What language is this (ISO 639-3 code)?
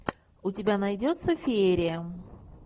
rus